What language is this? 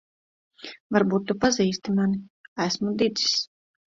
Latvian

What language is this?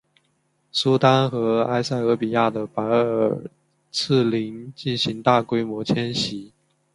Chinese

